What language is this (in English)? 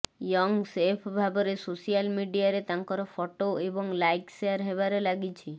Odia